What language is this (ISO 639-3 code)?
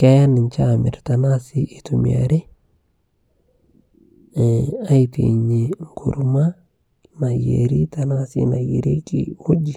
mas